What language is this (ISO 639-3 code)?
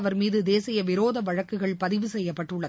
tam